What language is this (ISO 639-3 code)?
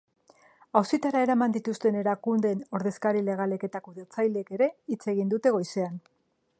eus